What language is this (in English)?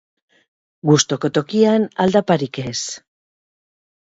Basque